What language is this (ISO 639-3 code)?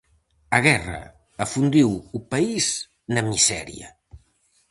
glg